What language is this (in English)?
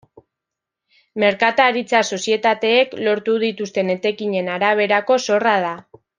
Basque